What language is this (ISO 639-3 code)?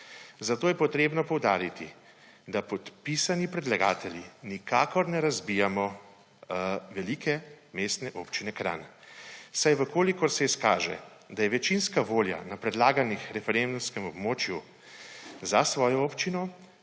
slv